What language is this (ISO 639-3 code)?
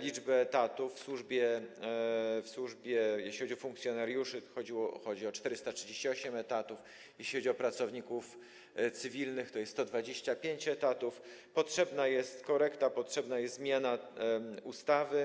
pol